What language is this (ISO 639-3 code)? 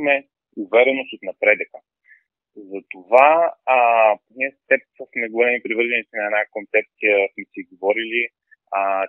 bul